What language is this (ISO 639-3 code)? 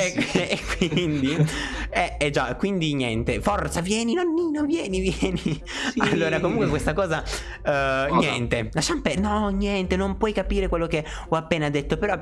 ita